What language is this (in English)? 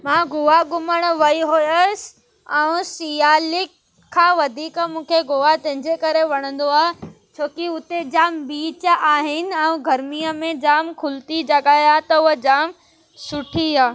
Sindhi